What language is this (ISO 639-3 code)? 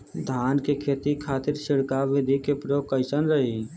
bho